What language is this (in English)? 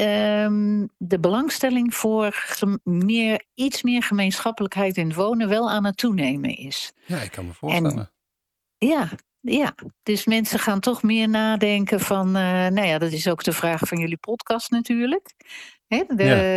Dutch